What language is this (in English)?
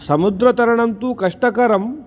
Sanskrit